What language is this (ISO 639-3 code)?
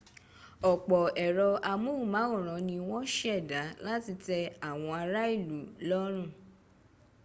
yor